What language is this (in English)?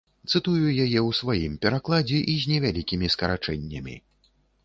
Belarusian